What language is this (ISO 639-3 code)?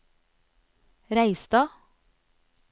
nor